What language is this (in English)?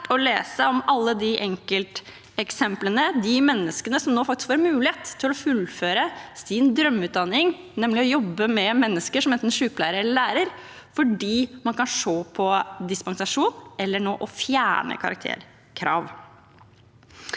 Norwegian